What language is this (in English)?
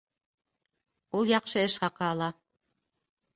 Bashkir